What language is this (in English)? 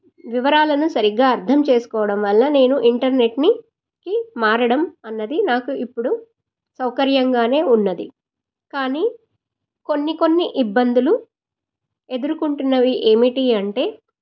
Telugu